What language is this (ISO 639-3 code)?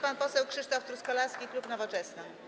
pol